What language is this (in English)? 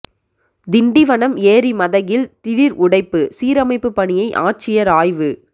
Tamil